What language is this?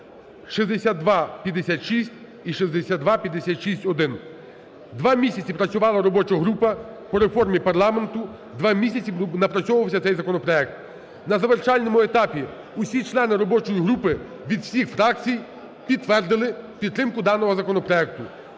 Ukrainian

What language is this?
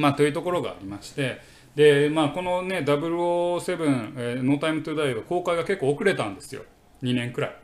Japanese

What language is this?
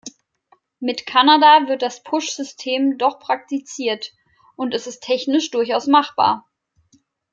German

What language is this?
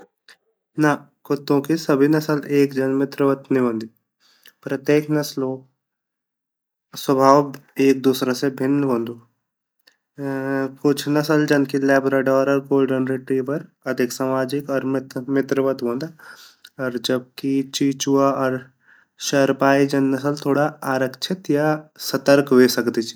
Garhwali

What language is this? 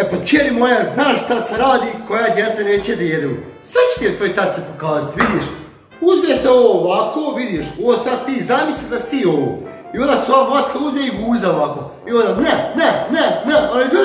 Romanian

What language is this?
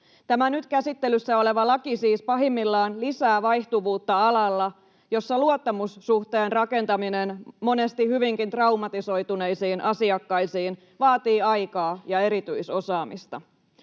Finnish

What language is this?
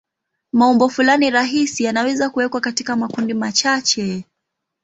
Swahili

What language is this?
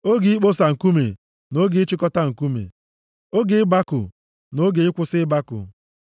Igbo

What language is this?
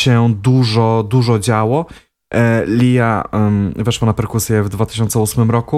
Polish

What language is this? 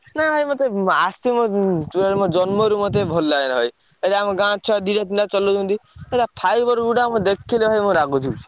Odia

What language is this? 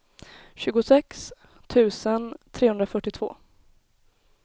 Swedish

